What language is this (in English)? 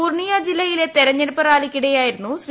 Malayalam